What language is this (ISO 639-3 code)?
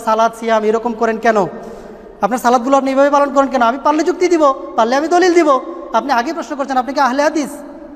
ara